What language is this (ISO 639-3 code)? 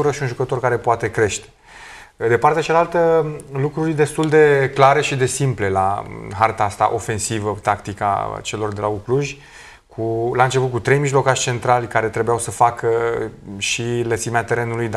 ron